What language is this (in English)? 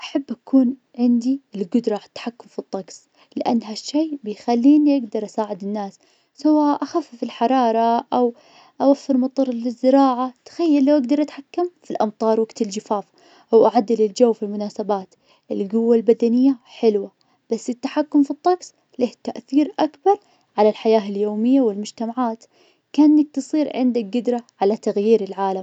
Najdi Arabic